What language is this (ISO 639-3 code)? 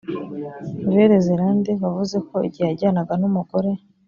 kin